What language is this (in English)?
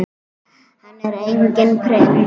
Icelandic